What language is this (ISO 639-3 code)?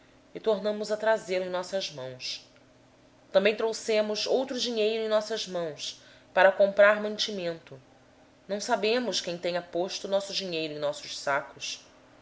por